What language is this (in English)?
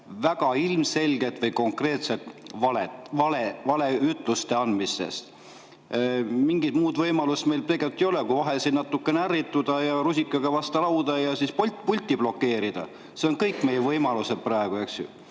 Estonian